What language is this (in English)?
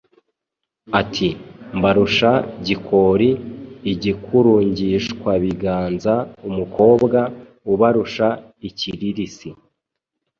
Kinyarwanda